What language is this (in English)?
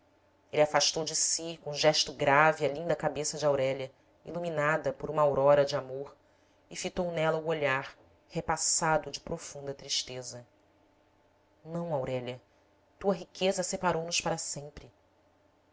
Portuguese